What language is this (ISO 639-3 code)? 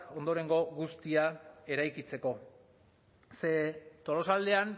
eus